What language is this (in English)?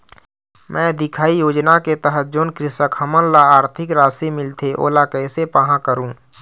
Chhattisgarhi